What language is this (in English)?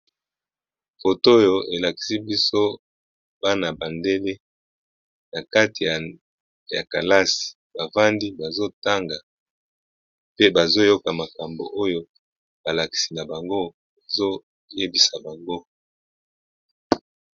Lingala